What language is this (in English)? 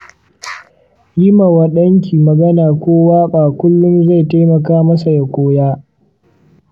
Hausa